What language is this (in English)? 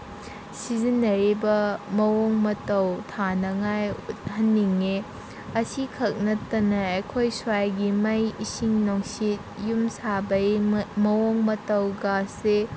Manipuri